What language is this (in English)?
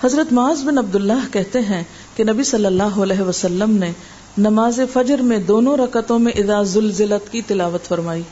Urdu